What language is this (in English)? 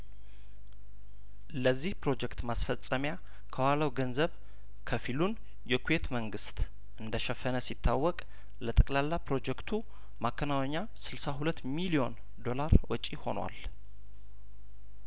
Amharic